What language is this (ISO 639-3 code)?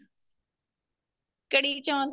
pan